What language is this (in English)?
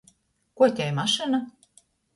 Latgalian